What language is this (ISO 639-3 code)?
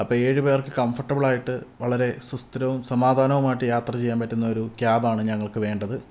mal